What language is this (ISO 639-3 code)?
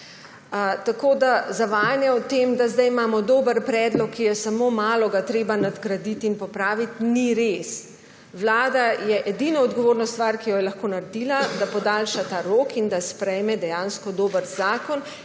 slv